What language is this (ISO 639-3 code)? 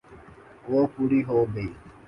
urd